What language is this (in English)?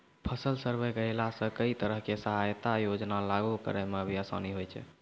Maithili